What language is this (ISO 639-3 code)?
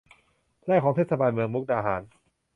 tha